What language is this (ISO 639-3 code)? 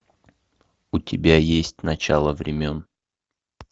rus